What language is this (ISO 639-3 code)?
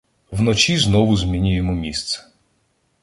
ukr